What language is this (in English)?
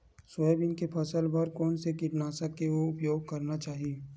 Chhattisgarhi